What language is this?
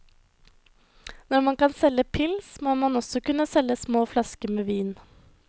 Norwegian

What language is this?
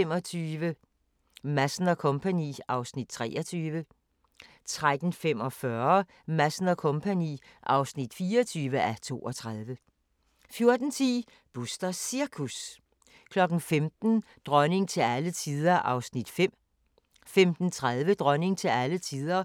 Danish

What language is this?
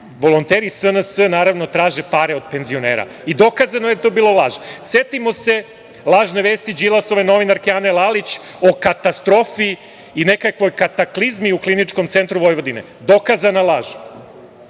Serbian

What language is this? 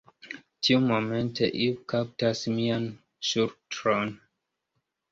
Esperanto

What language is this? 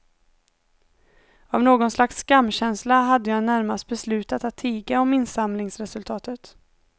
Swedish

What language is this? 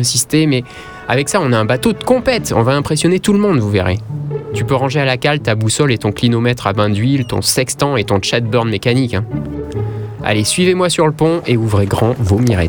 French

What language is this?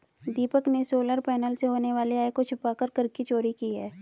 Hindi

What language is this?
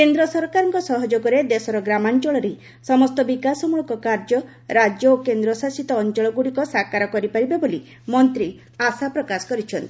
Odia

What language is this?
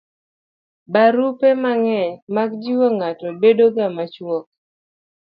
Luo (Kenya and Tanzania)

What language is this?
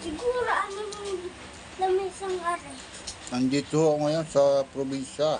Filipino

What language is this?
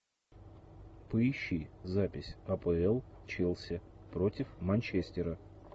Russian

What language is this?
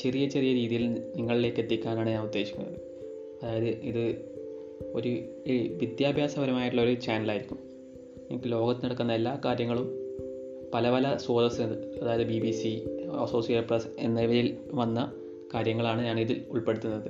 Malayalam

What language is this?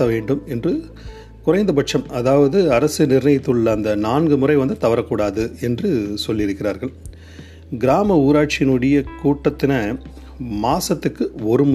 Tamil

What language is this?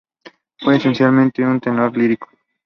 Spanish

